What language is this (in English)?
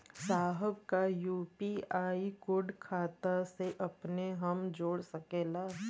Bhojpuri